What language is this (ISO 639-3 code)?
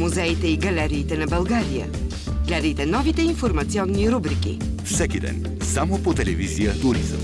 bul